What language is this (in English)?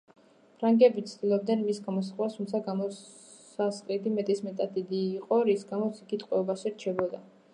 Georgian